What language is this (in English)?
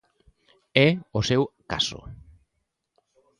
Galician